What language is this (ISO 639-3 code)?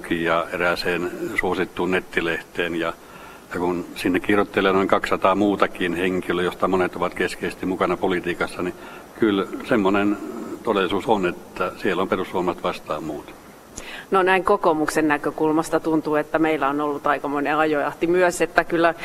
fin